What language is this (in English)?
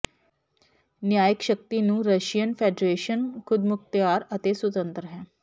Punjabi